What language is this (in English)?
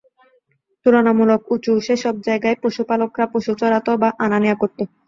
Bangla